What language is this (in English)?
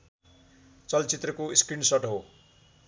Nepali